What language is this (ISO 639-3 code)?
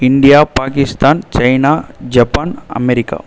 tam